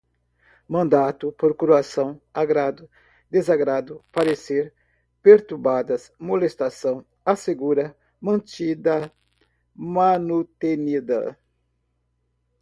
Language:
Portuguese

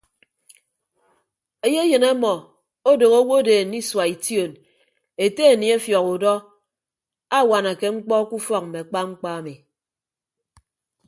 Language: Ibibio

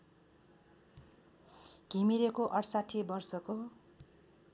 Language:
Nepali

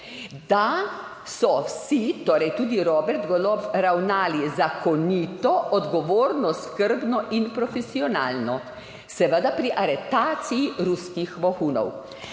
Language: Slovenian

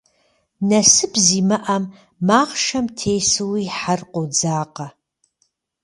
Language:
Kabardian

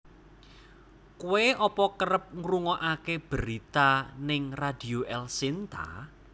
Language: Javanese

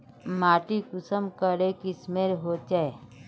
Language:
Magahi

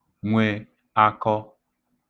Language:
Igbo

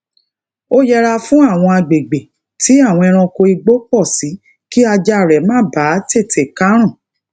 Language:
Yoruba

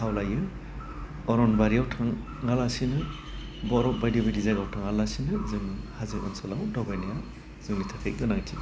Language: Bodo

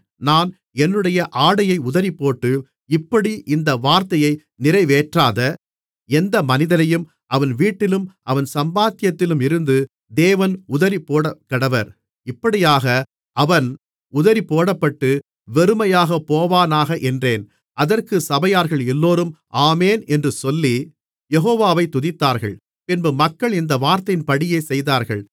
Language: Tamil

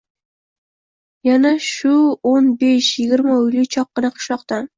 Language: Uzbek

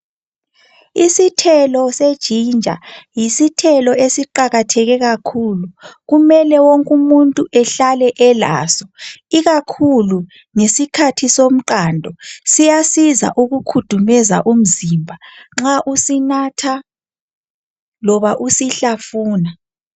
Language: North Ndebele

